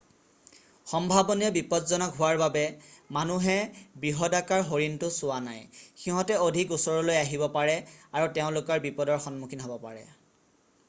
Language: Assamese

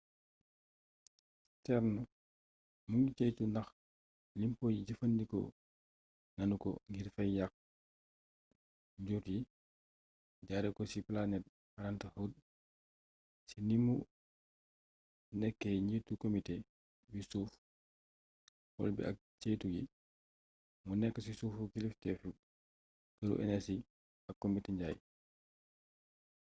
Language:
Wolof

